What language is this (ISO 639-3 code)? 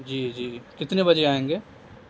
urd